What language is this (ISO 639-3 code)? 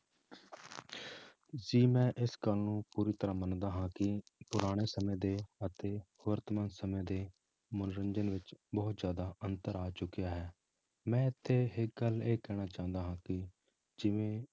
pan